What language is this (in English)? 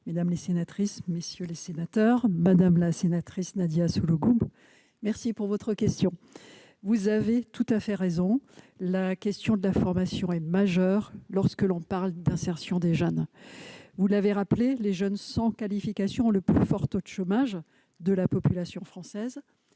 French